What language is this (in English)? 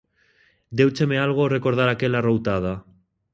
Galician